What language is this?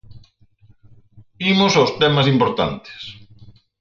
Galician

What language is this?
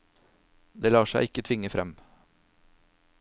Norwegian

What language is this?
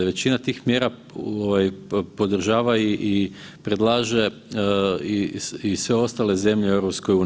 Croatian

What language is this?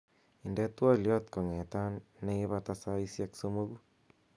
Kalenjin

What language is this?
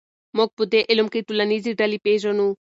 Pashto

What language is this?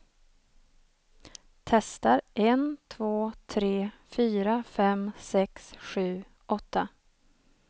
Swedish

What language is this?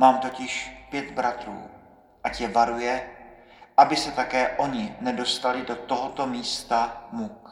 Czech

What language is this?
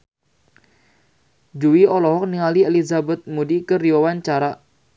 Sundanese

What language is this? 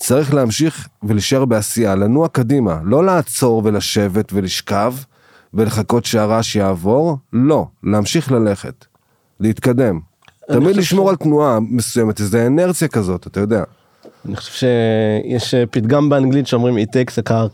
Hebrew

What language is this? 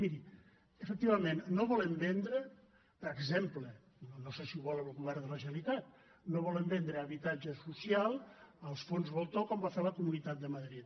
Catalan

